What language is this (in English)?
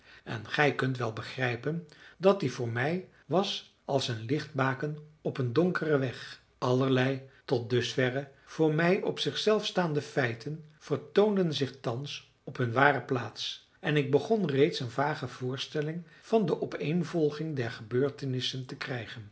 Dutch